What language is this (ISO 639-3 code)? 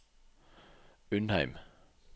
nor